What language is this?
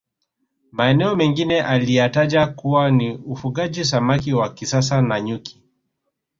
Swahili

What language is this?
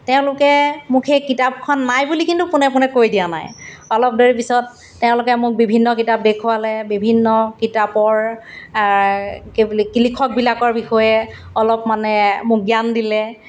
Assamese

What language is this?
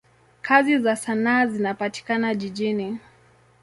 Swahili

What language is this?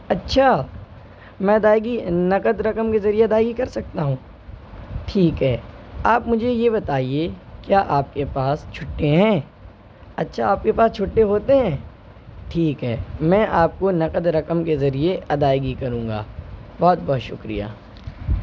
Urdu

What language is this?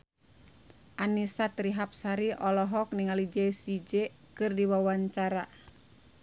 Sundanese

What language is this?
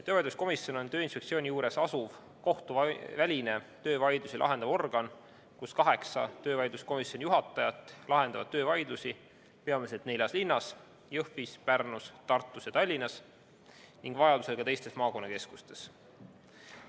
Estonian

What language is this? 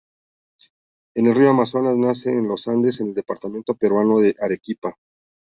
Spanish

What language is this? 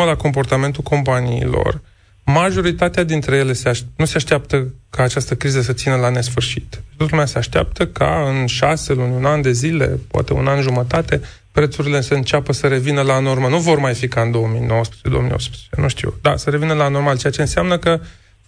Romanian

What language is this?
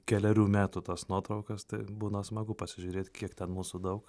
Lithuanian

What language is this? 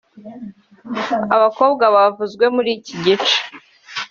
Kinyarwanda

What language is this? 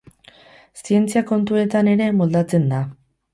Basque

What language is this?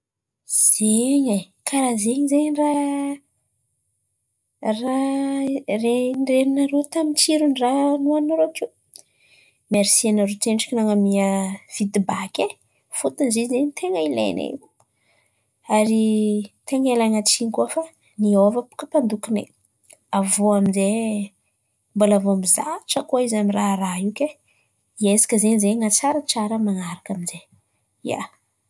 Antankarana Malagasy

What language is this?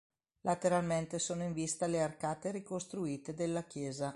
Italian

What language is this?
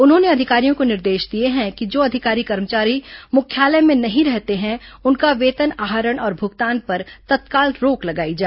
Hindi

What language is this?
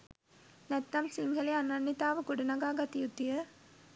Sinhala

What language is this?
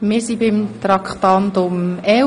Swiss German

